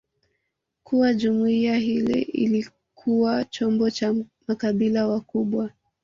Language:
Swahili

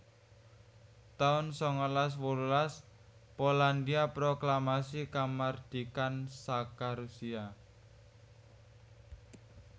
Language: Javanese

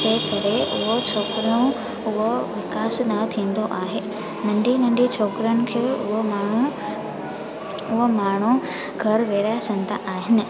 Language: Sindhi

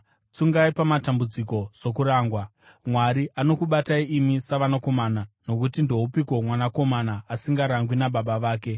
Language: Shona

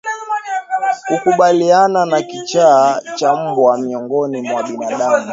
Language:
Swahili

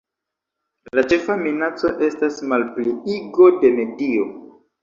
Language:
Esperanto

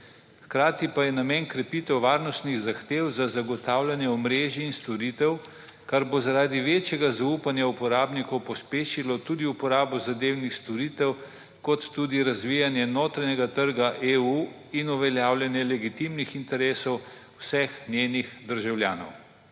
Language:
Slovenian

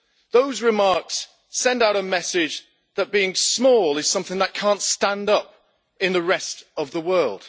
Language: English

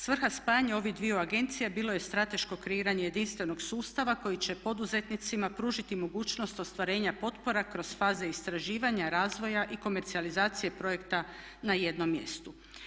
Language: Croatian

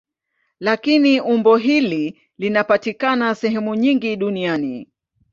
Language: Swahili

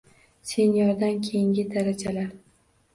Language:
Uzbek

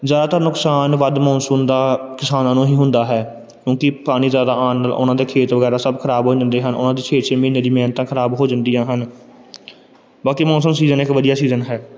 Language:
Punjabi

